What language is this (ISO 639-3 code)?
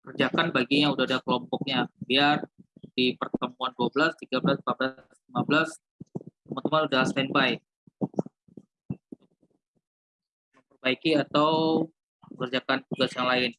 ind